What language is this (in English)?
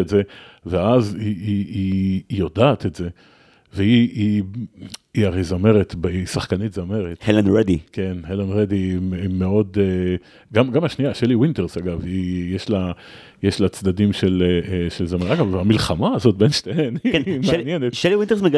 Hebrew